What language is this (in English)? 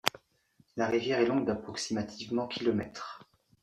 French